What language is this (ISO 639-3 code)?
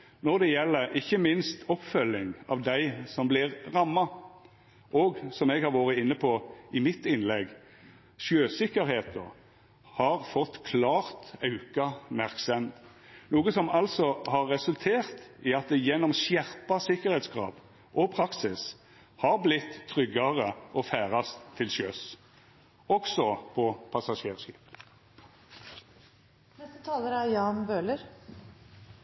nno